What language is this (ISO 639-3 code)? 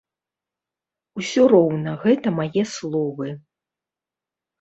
bel